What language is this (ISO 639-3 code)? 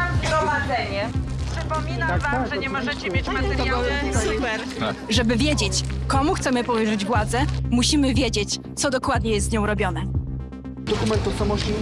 pol